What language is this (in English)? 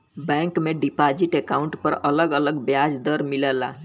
Bhojpuri